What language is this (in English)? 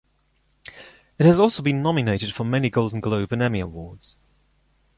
English